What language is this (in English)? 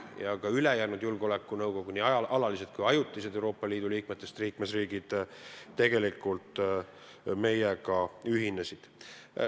Estonian